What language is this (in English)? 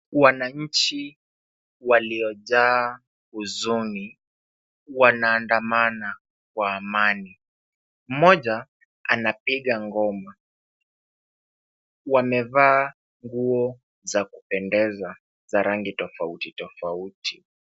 Swahili